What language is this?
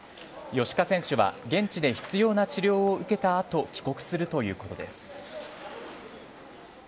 Japanese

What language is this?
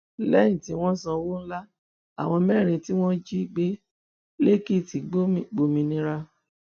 Yoruba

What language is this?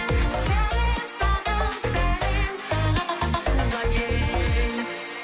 Kazakh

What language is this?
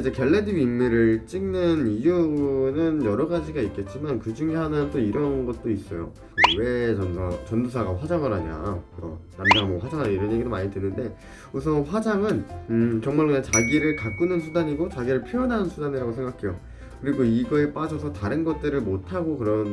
Korean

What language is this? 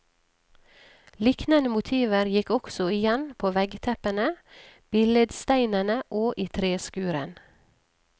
Norwegian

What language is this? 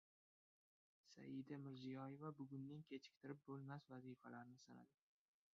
Uzbek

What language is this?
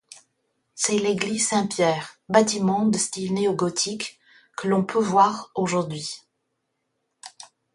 French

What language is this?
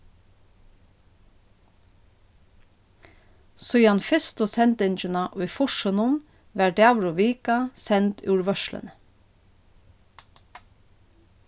Faroese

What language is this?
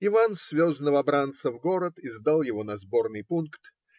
Russian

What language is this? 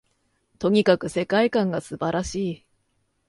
Japanese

